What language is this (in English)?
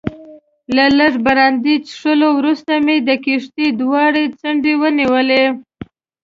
Pashto